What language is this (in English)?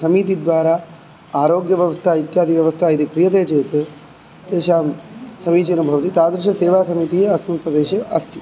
Sanskrit